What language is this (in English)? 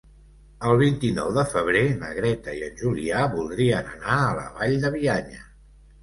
Catalan